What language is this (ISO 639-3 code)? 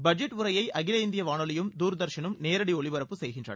tam